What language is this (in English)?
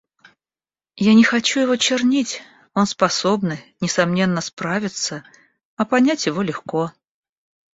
Russian